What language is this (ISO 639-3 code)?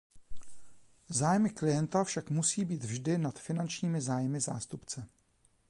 ces